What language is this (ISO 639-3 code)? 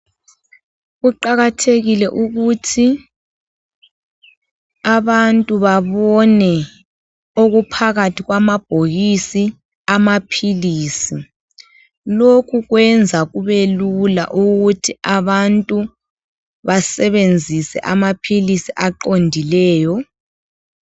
nde